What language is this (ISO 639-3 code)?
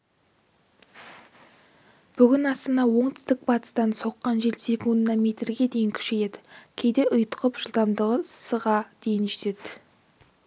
kaz